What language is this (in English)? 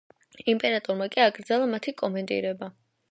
Georgian